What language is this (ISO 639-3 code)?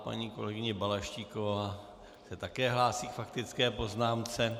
ces